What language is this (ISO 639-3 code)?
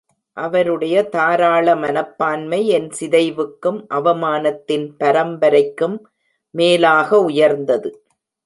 tam